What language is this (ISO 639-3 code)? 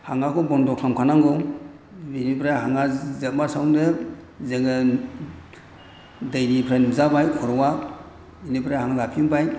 brx